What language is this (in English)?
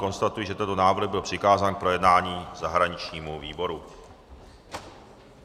Czech